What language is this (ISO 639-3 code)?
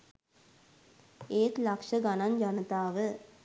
sin